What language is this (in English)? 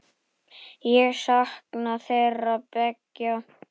Icelandic